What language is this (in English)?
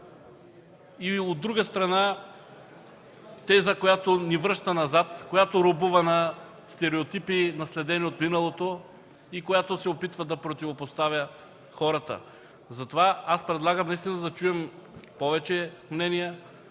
Bulgarian